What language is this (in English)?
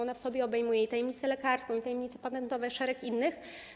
Polish